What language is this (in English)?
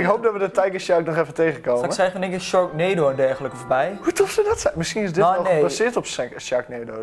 Dutch